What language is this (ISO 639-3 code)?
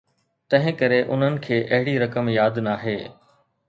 snd